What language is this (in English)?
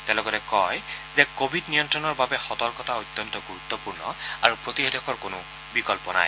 Assamese